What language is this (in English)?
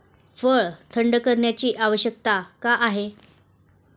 Marathi